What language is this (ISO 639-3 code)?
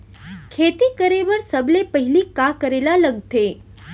hne